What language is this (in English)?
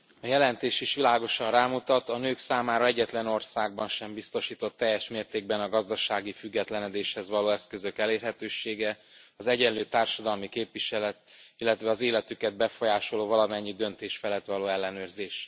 Hungarian